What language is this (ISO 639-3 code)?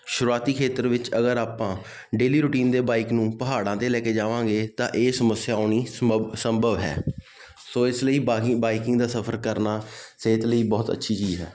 pan